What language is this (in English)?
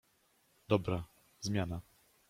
Polish